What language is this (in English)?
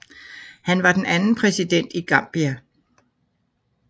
Danish